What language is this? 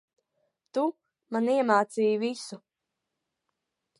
Latvian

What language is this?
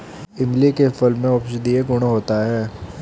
Hindi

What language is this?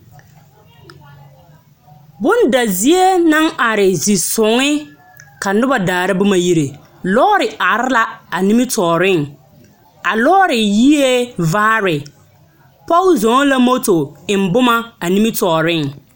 Southern Dagaare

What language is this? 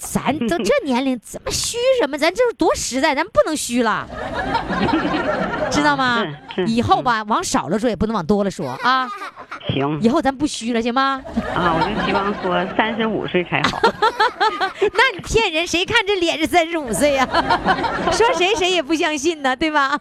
Chinese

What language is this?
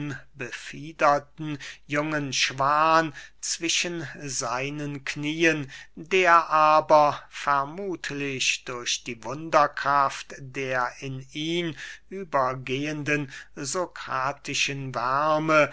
German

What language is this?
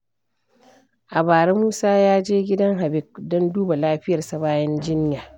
Hausa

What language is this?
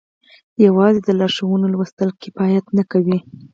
Pashto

